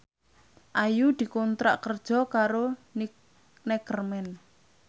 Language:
Javanese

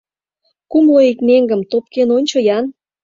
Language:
Mari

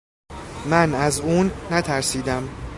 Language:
Persian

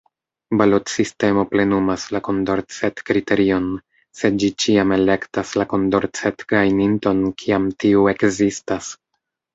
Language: Esperanto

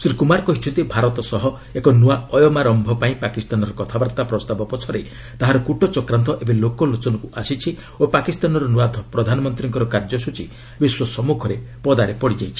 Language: Odia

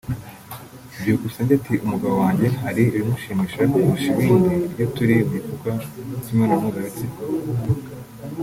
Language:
Kinyarwanda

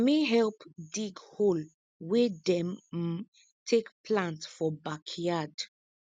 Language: Nigerian Pidgin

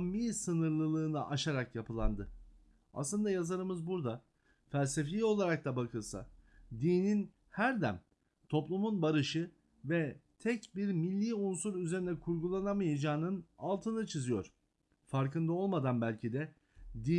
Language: Turkish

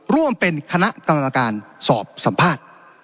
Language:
Thai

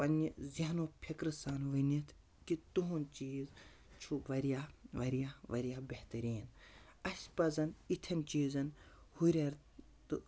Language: Kashmiri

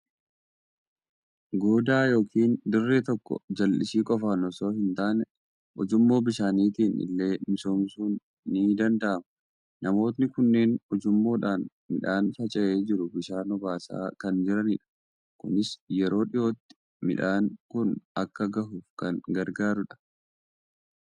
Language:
Oromo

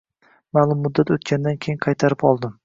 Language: Uzbek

